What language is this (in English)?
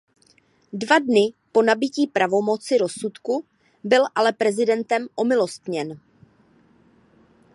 Czech